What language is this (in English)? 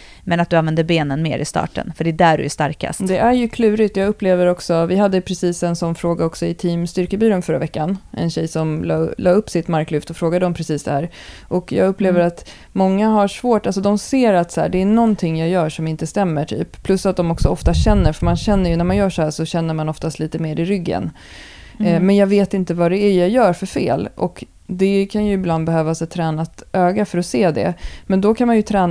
Swedish